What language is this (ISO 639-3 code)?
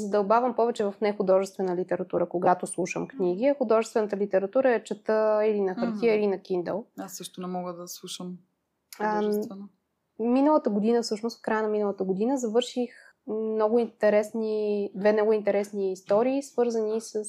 bul